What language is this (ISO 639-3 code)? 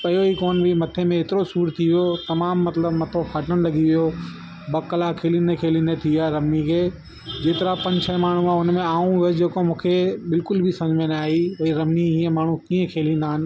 snd